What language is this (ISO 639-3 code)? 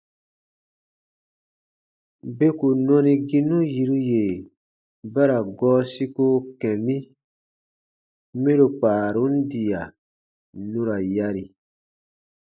bba